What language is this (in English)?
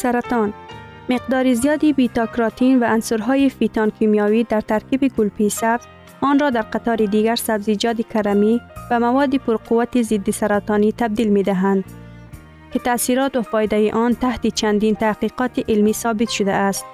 Persian